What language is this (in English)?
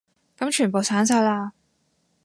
Cantonese